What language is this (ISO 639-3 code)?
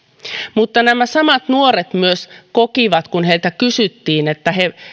fin